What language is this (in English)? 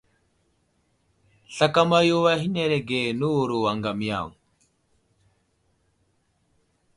Wuzlam